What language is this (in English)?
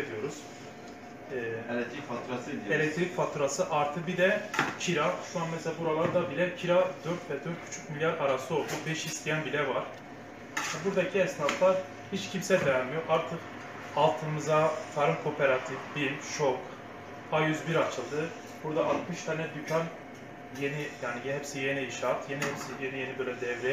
Turkish